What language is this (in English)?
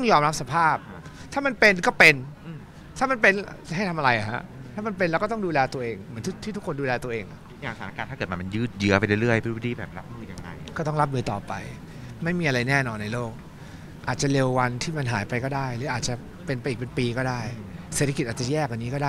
Thai